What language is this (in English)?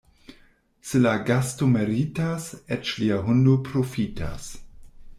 Esperanto